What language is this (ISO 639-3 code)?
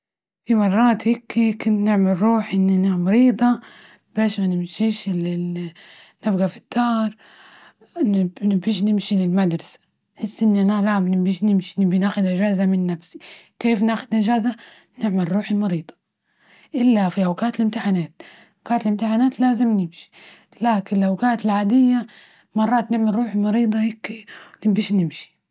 ayl